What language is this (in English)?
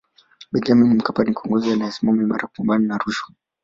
Swahili